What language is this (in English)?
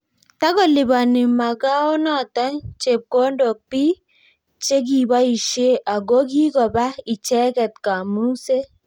Kalenjin